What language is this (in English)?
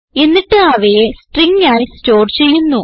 Malayalam